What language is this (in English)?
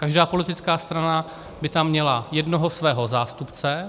Czech